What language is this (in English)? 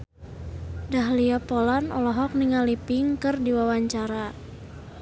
Sundanese